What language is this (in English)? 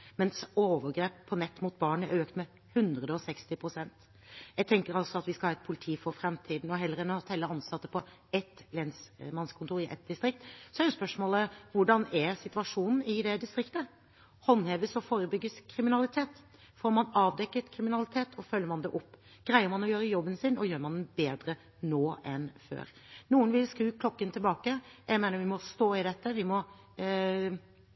Norwegian Bokmål